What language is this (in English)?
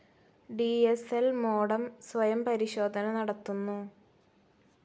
Malayalam